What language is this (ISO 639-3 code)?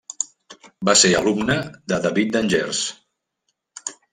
cat